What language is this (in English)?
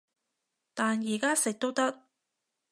Cantonese